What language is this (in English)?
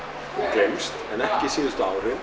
Icelandic